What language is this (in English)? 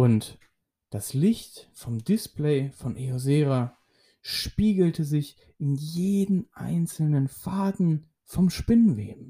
German